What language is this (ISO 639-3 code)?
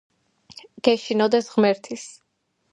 kat